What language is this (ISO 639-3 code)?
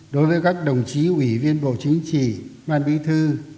vie